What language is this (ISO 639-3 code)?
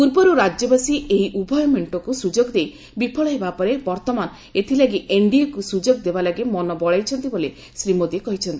ori